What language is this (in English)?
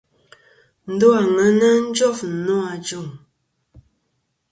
Kom